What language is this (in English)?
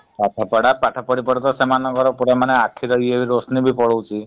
Odia